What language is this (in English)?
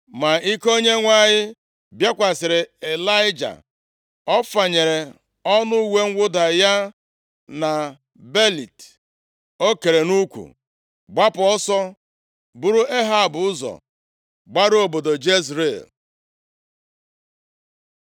Igbo